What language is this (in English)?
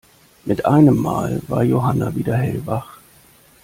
German